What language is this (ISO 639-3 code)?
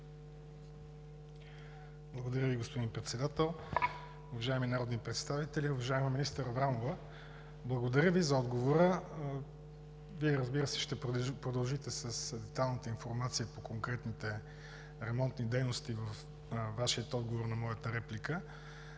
bul